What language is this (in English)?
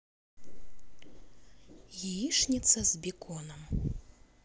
Russian